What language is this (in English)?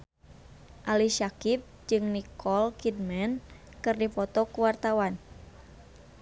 Sundanese